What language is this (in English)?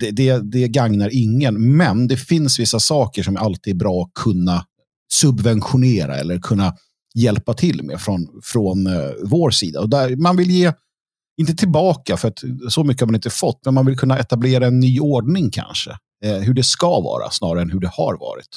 Swedish